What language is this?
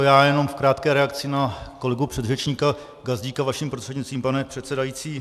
Czech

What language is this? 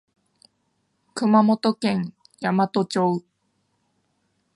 Japanese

